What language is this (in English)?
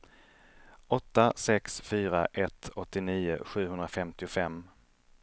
Swedish